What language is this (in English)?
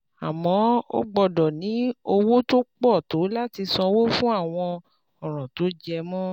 Yoruba